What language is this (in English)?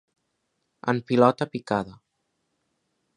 Catalan